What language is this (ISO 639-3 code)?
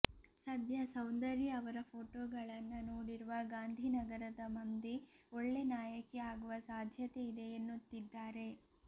kan